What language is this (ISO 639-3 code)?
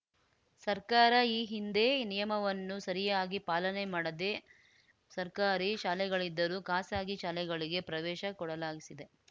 kan